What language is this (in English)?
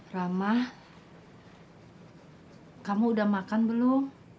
Indonesian